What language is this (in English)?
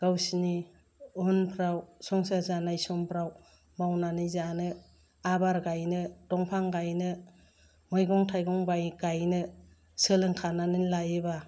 Bodo